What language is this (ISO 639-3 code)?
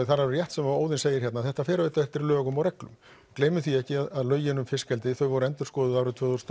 isl